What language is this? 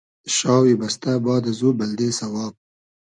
Hazaragi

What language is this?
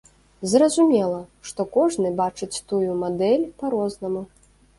Belarusian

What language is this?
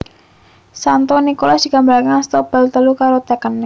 Javanese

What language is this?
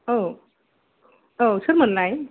Bodo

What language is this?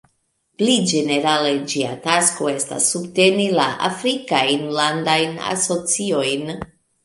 Esperanto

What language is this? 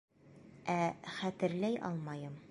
Bashkir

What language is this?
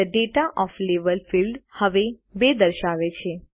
Gujarati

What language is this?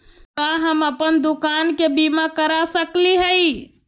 Magahi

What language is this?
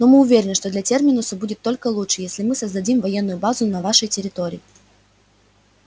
Russian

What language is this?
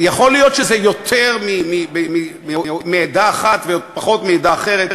Hebrew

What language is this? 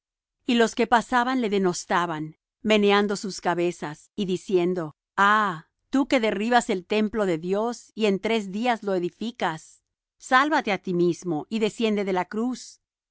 Spanish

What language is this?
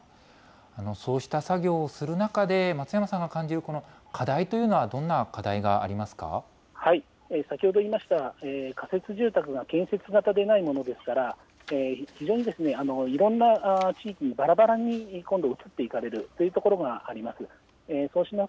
Japanese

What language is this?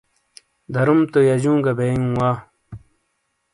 Shina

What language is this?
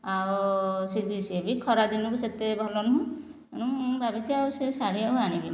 Odia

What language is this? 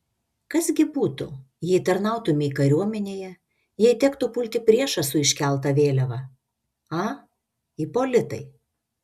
Lithuanian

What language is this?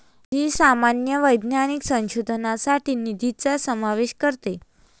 Marathi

